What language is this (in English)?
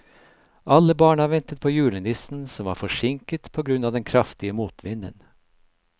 Norwegian